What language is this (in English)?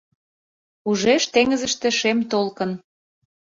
Mari